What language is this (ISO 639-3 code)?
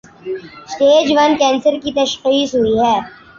urd